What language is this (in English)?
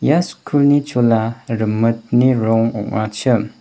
Garo